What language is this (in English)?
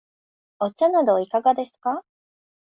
Japanese